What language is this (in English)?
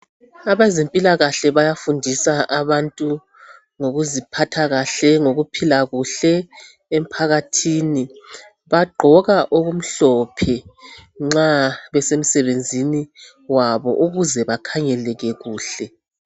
North Ndebele